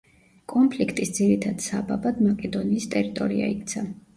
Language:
Georgian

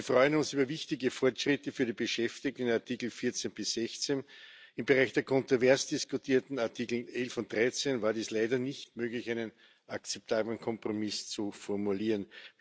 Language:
German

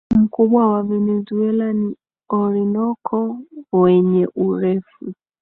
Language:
Swahili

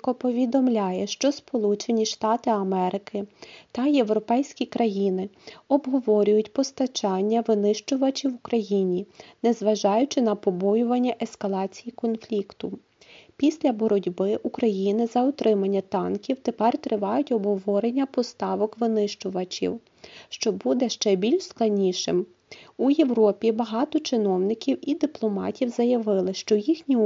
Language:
Ukrainian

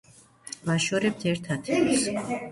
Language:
Georgian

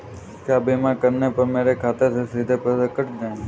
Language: Hindi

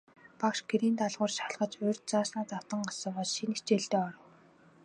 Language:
Mongolian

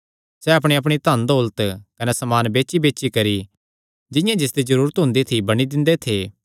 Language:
Kangri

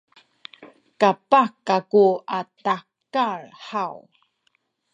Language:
Sakizaya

